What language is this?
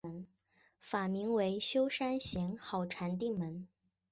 Chinese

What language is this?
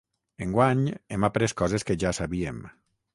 Catalan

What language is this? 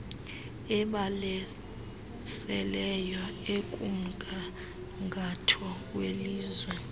Xhosa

